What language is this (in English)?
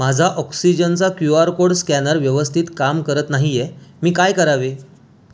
Marathi